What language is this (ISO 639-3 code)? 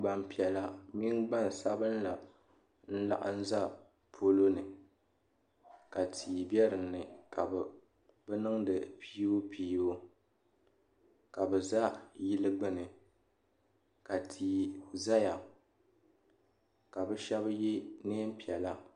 dag